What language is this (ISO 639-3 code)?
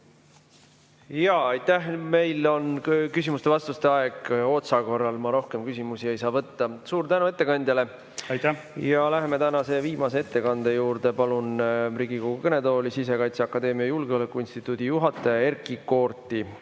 est